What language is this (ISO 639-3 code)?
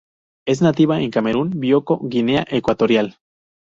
spa